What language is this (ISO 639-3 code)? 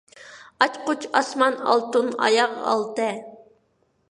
uig